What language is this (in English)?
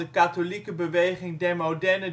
Dutch